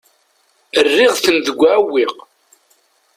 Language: Kabyle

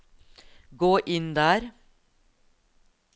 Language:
Norwegian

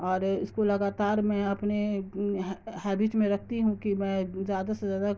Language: Urdu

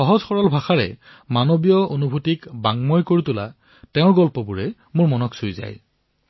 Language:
Assamese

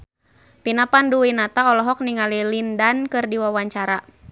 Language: Sundanese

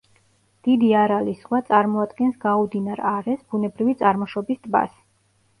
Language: Georgian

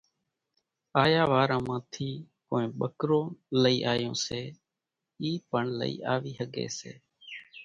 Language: Kachi Koli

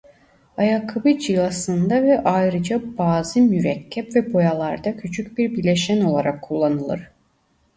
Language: Turkish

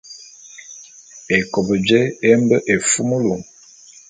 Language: Bulu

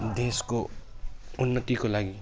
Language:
Nepali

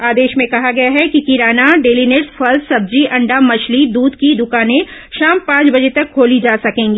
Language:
Hindi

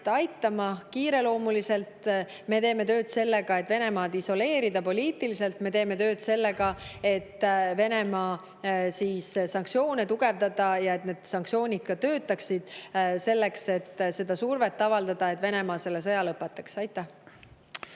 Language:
Estonian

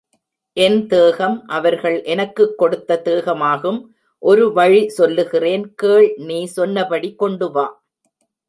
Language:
Tamil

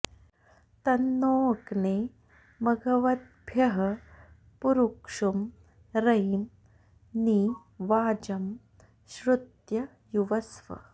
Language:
Sanskrit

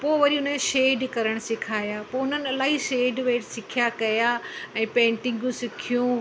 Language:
Sindhi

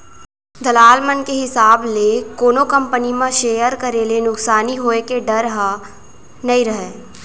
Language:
Chhattisgarhi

